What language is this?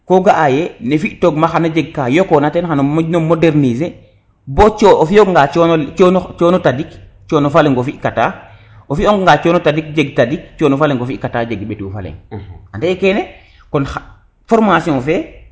Serer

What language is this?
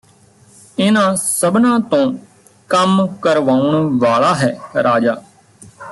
Punjabi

